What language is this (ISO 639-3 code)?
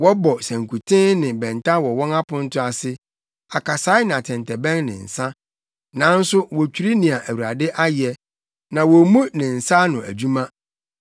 aka